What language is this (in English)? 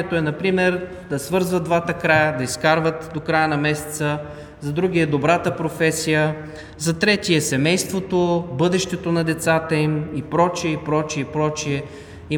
Bulgarian